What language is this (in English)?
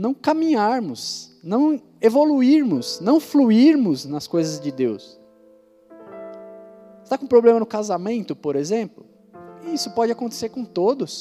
Portuguese